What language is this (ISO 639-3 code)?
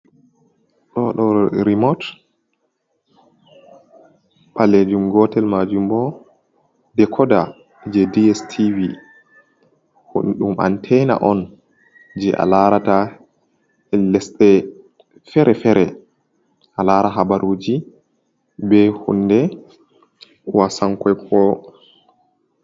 ful